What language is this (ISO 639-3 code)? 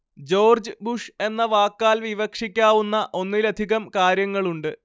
mal